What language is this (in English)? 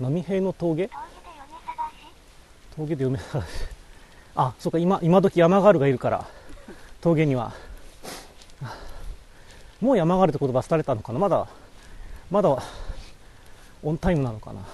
Japanese